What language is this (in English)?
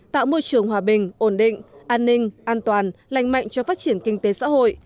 Vietnamese